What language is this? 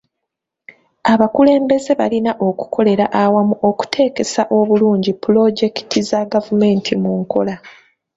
Ganda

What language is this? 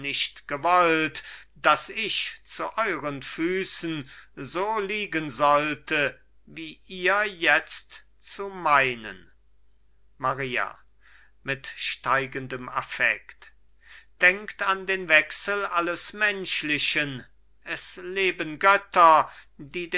German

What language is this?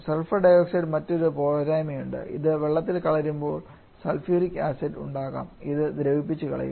Malayalam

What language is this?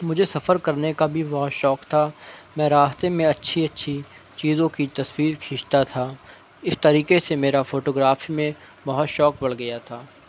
Urdu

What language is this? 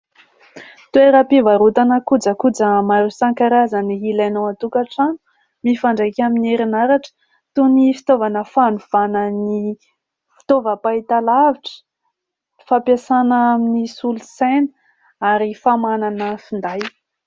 Malagasy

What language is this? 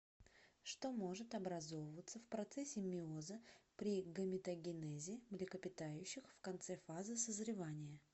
Russian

